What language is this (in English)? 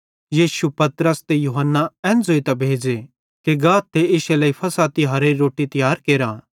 Bhadrawahi